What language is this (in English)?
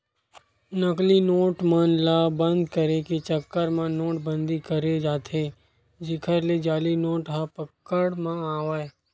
Chhattisgarhi